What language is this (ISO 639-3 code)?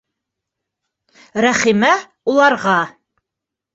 bak